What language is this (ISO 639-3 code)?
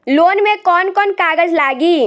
bho